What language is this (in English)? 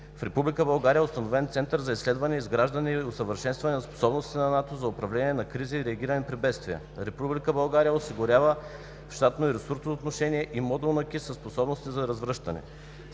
Bulgarian